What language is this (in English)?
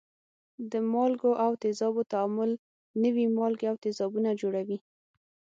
Pashto